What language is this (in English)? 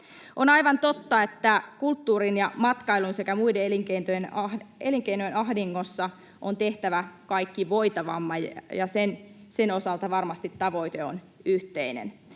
Finnish